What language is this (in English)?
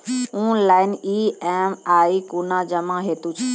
Maithili